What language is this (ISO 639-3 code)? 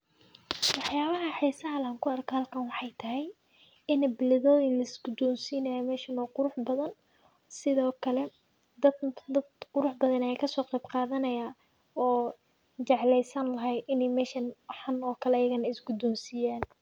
som